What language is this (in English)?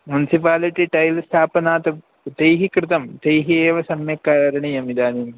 Sanskrit